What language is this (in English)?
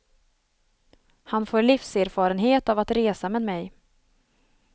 Swedish